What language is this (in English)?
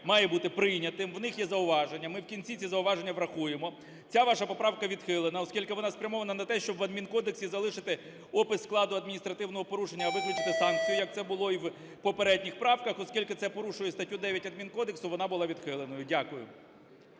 Ukrainian